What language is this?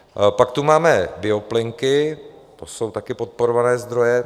Czech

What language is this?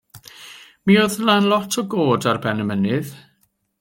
Welsh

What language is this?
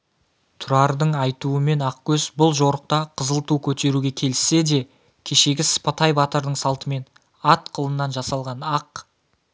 Kazakh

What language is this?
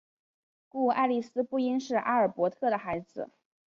Chinese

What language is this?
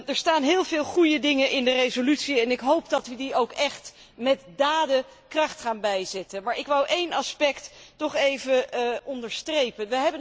Dutch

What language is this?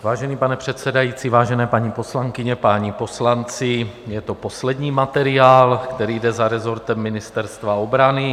Czech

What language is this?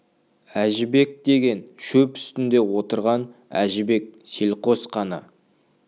Kazakh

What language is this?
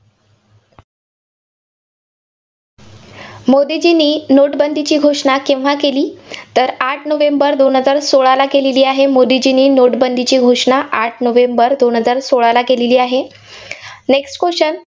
Marathi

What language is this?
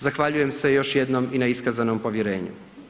Croatian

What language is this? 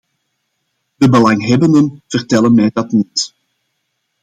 Dutch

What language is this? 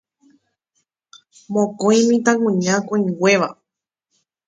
Guarani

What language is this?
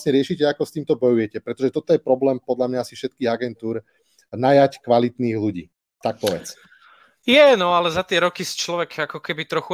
Slovak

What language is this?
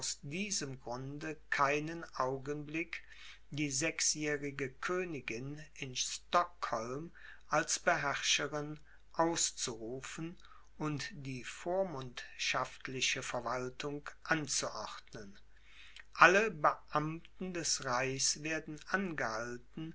German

